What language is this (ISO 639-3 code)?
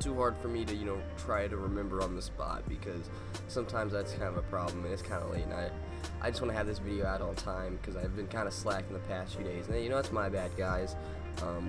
eng